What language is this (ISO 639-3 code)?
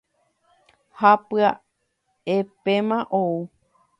grn